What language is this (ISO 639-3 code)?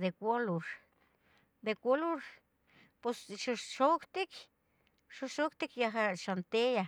nhg